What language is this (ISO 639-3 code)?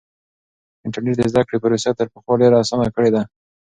pus